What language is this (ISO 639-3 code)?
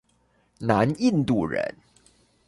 zho